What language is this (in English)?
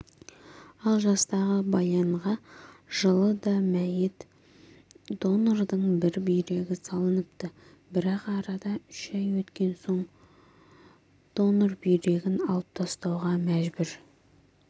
Kazakh